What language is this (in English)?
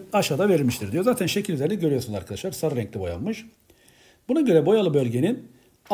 Turkish